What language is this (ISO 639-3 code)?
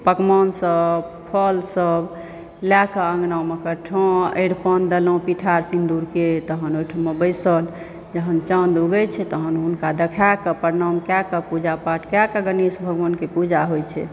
mai